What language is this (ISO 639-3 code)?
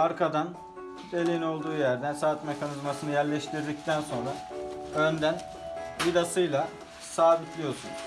tur